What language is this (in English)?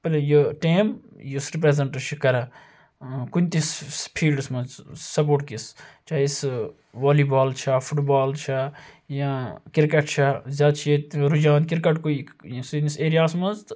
Kashmiri